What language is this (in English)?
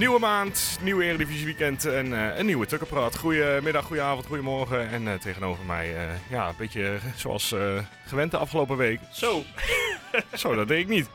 Dutch